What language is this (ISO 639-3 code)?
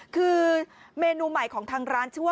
tha